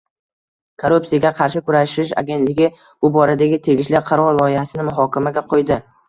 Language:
Uzbek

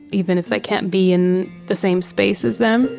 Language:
English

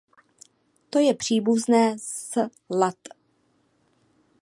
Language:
Czech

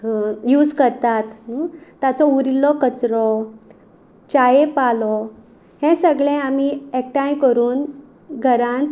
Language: Konkani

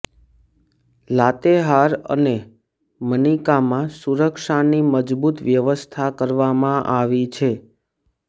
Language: Gujarati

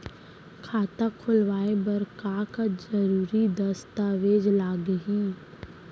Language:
Chhattisgarhi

